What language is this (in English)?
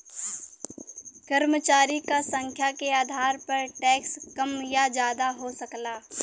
Bhojpuri